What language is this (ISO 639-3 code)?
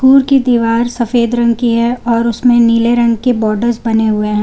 hin